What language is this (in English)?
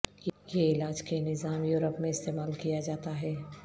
Urdu